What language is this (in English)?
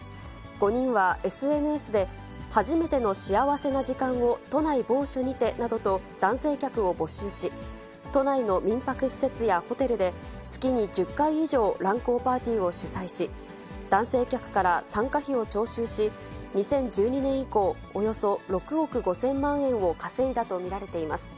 Japanese